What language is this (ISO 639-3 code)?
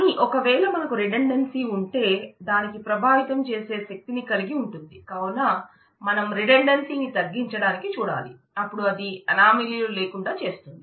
tel